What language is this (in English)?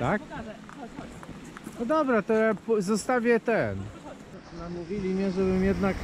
Polish